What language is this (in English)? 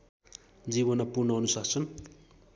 Nepali